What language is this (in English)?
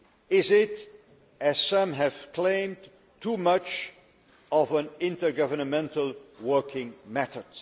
English